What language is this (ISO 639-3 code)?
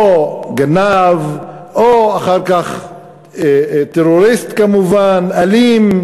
heb